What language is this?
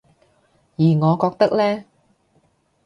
Cantonese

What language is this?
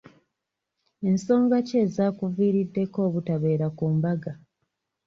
Ganda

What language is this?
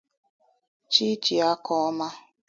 Igbo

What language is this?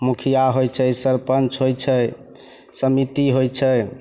Maithili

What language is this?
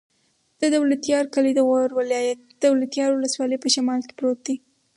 Pashto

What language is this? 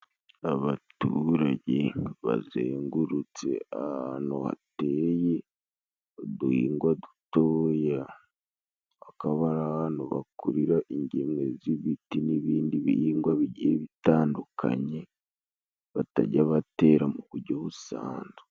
Kinyarwanda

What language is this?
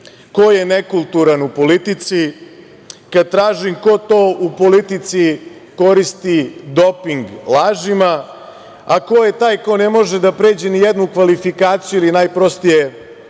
Serbian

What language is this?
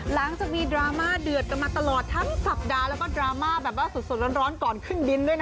Thai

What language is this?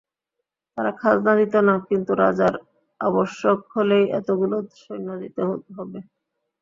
Bangla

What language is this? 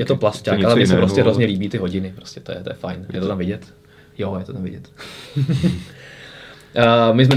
Czech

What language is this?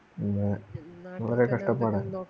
Malayalam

